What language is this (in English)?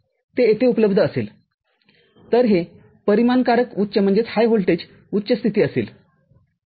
Marathi